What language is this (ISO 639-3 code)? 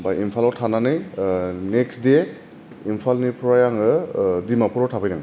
brx